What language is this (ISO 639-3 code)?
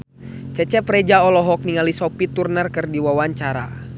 sun